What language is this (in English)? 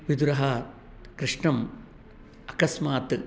Sanskrit